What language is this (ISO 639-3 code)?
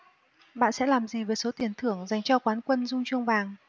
vie